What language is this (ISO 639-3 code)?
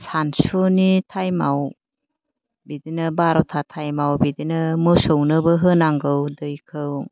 brx